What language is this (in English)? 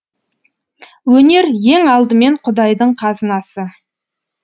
Kazakh